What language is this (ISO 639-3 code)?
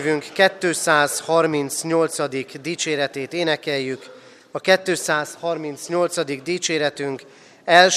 hun